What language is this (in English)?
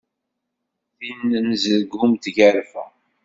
Kabyle